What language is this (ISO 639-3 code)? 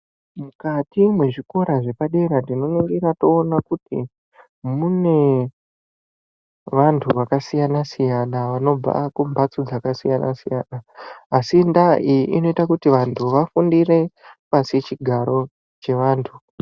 ndc